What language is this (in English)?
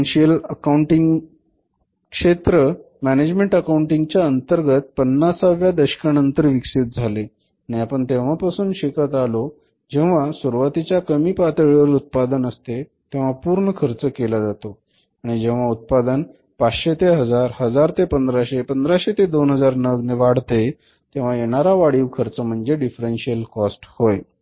Marathi